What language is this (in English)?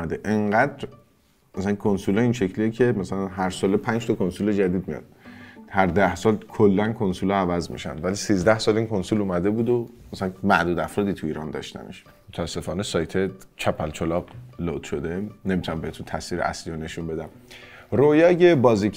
Persian